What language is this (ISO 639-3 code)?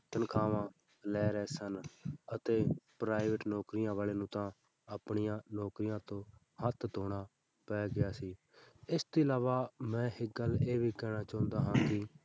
pan